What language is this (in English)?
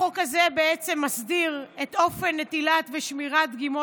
Hebrew